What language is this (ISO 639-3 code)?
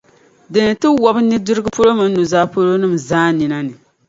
dag